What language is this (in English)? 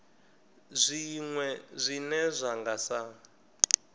Venda